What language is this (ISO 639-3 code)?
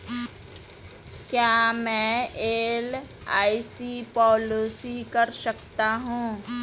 hin